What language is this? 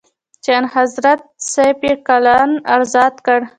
Pashto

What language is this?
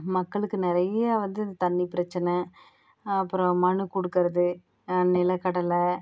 Tamil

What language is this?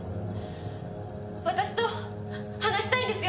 Japanese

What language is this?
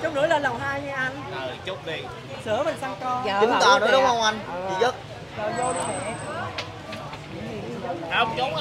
Vietnamese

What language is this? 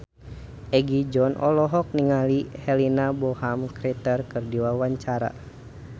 Sundanese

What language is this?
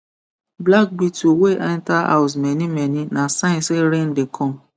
Nigerian Pidgin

